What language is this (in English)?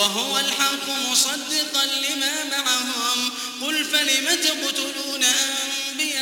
Arabic